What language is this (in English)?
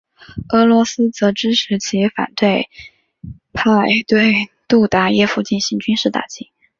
Chinese